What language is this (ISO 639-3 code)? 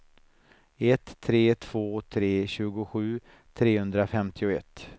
swe